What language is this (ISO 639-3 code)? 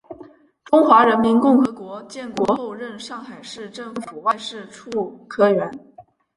zho